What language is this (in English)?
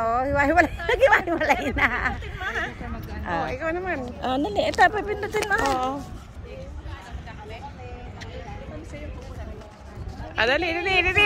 Indonesian